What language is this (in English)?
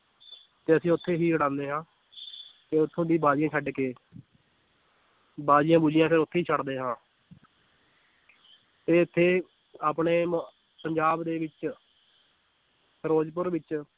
Punjabi